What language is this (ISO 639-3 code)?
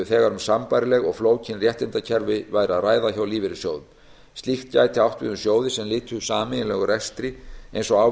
isl